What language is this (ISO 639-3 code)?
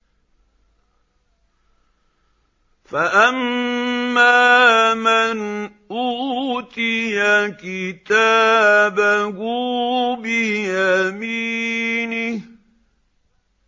ara